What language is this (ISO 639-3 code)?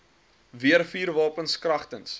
afr